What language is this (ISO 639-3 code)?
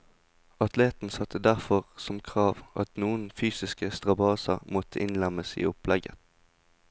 nor